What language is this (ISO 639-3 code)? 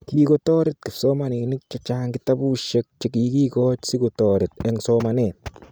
kln